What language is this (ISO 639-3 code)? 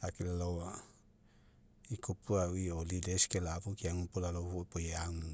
mek